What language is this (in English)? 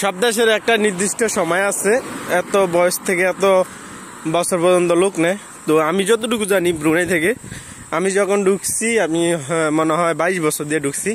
Turkish